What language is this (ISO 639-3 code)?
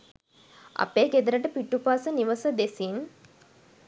sin